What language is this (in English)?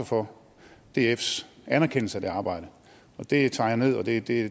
Danish